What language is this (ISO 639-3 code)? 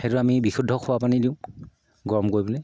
asm